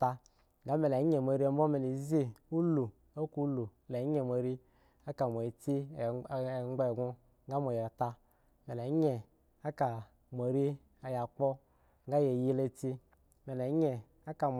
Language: Eggon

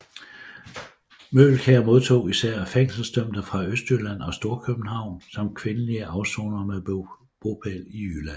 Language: Danish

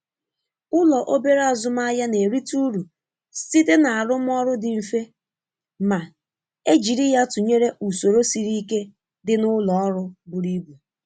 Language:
Igbo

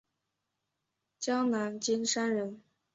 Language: Chinese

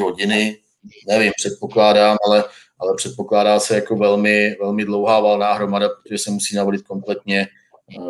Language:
Czech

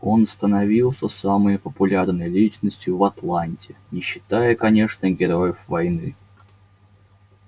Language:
Russian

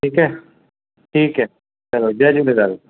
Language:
Sindhi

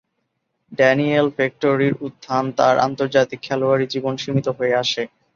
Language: Bangla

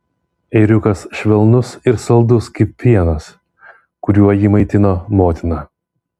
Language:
Lithuanian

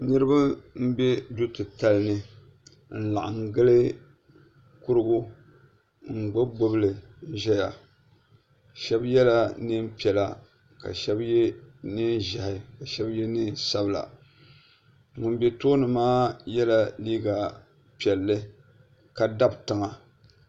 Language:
Dagbani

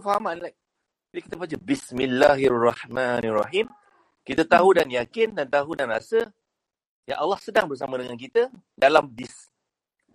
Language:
Malay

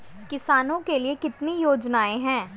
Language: Hindi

